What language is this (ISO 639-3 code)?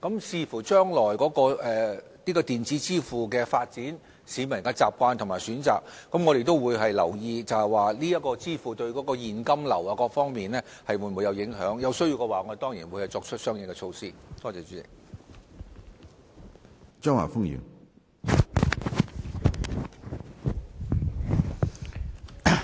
yue